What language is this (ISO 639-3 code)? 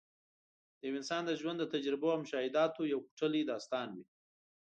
pus